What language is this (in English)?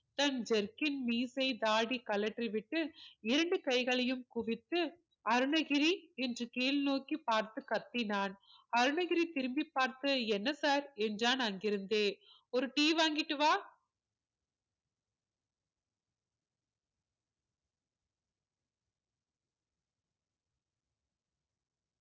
Tamil